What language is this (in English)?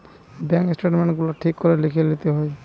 Bangla